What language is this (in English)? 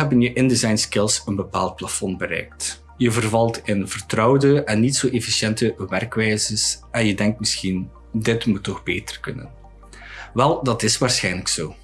Dutch